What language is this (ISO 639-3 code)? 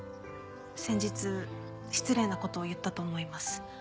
jpn